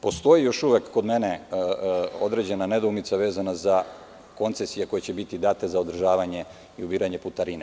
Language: Serbian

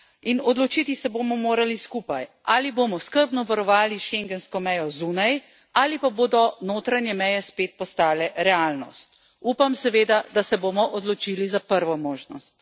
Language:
Slovenian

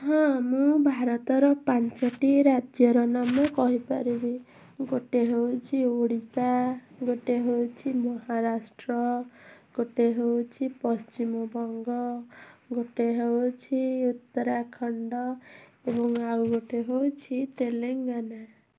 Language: Odia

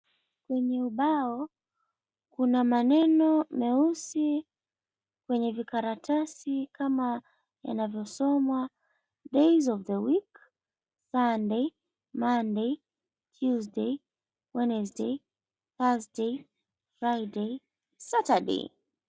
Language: Swahili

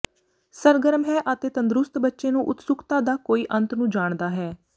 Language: Punjabi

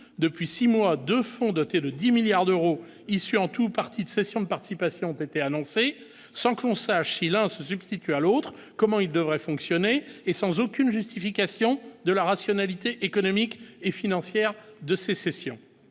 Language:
French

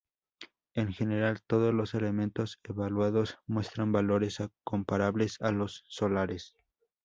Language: Spanish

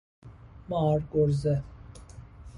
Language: Persian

